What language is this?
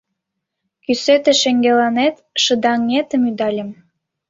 Mari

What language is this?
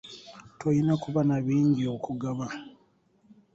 Ganda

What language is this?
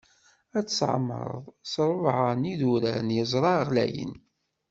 Kabyle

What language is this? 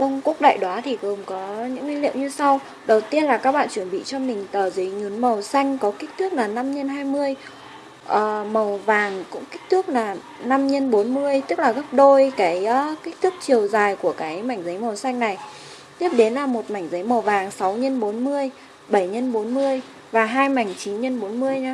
Vietnamese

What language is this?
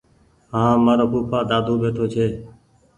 Goaria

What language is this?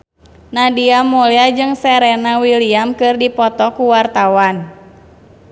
Sundanese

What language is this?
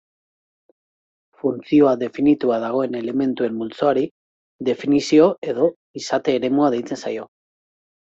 Basque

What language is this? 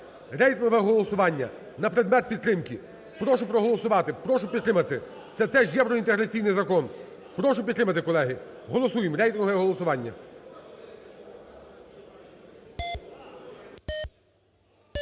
Ukrainian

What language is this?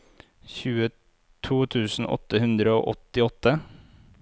Norwegian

